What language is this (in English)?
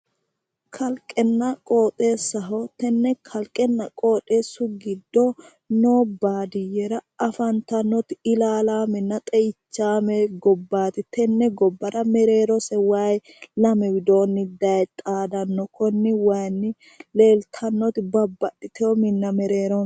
Sidamo